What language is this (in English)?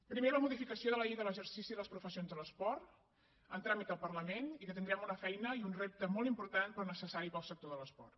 Catalan